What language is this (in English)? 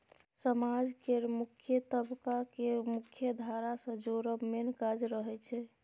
Maithili